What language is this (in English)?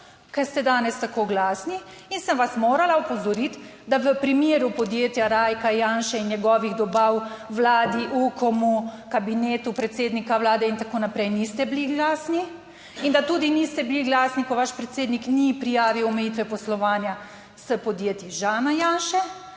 Slovenian